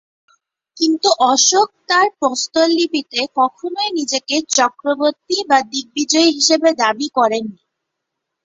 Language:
Bangla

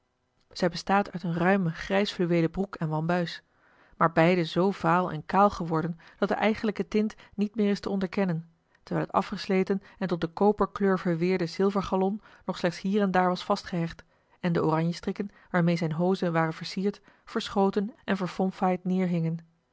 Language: Dutch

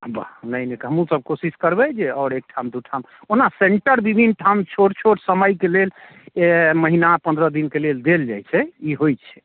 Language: Maithili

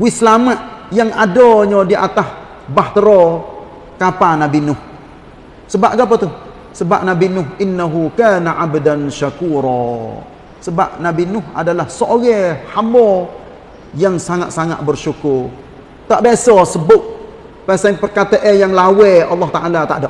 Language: Malay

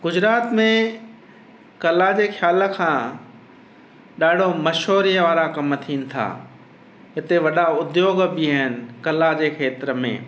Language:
Sindhi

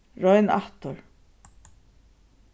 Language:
Faroese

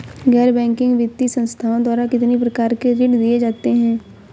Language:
Hindi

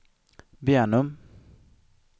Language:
Swedish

